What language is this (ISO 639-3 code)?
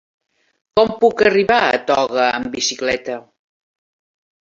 cat